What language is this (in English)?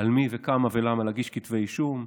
Hebrew